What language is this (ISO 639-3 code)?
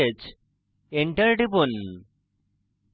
ben